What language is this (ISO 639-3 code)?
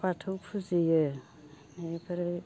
brx